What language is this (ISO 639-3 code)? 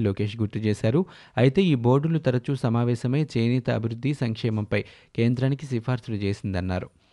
tel